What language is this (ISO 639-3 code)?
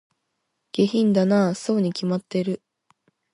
jpn